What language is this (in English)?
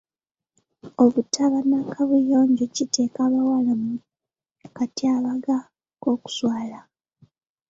Ganda